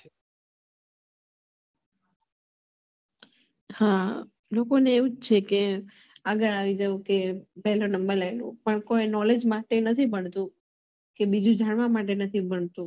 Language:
Gujarati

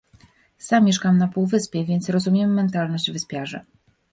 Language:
Polish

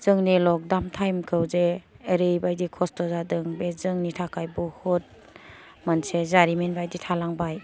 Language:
Bodo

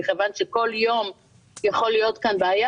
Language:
Hebrew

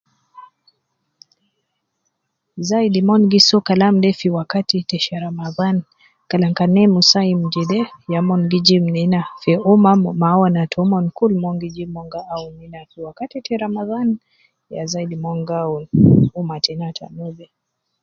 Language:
Nubi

